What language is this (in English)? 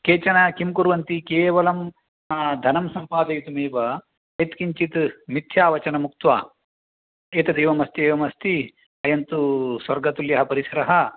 Sanskrit